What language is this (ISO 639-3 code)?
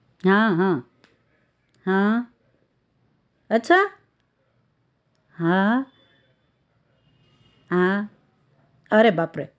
guj